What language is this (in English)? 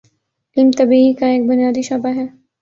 Urdu